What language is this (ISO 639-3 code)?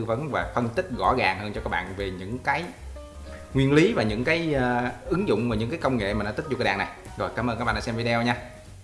vie